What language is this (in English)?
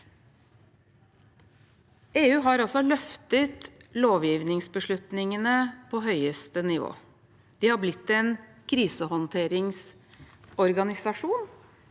Norwegian